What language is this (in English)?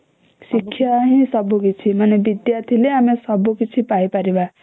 Odia